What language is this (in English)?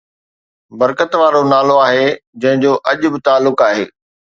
Sindhi